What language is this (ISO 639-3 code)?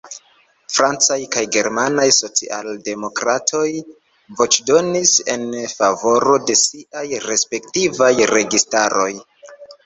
epo